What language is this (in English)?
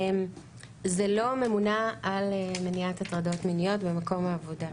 Hebrew